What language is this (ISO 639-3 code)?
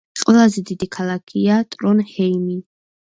kat